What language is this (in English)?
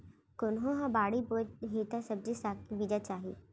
Chhattisgarhi